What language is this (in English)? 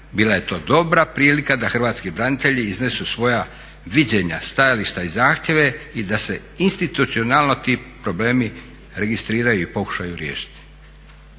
Croatian